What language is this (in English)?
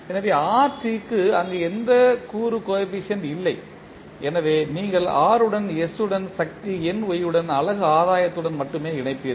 Tamil